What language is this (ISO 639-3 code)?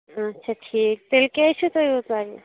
kas